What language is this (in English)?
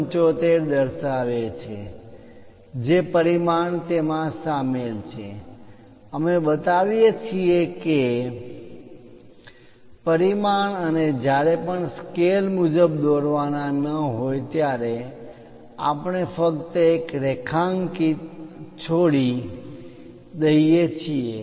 Gujarati